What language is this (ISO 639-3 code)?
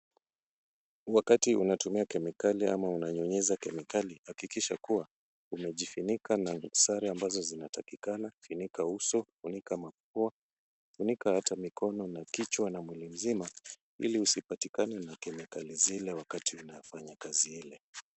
swa